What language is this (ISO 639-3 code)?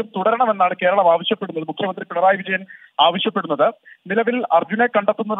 mal